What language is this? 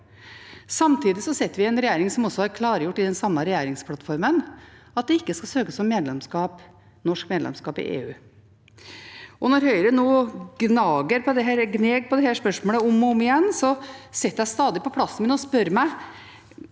Norwegian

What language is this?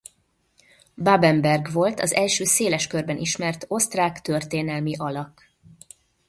Hungarian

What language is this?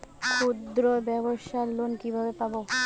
Bangla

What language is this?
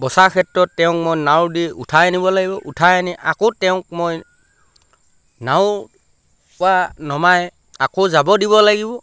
Assamese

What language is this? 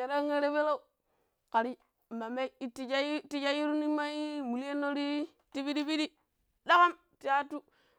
Pero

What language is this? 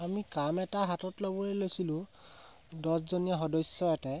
Assamese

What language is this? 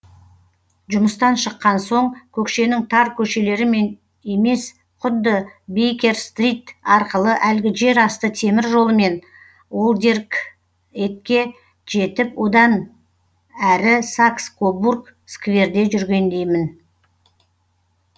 Kazakh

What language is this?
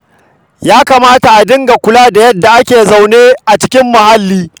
Hausa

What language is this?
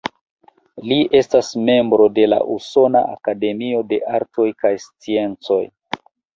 Esperanto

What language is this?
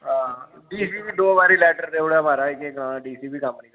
Dogri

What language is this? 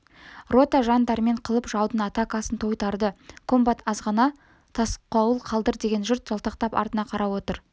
Kazakh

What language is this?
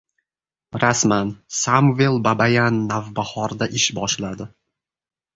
Uzbek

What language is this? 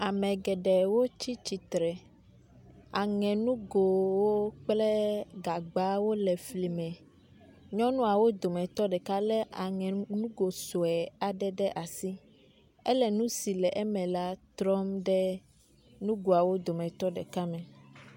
Ewe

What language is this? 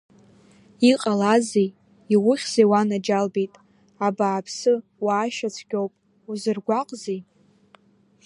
Abkhazian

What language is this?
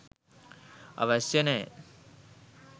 Sinhala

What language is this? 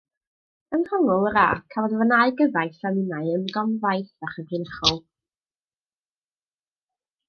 Welsh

